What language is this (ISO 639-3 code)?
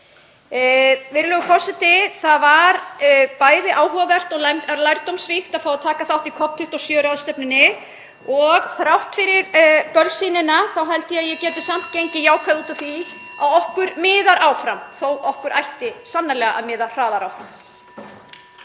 isl